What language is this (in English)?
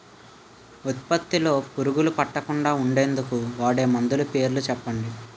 Telugu